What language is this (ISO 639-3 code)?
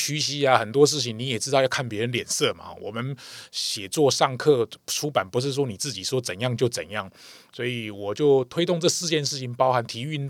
zho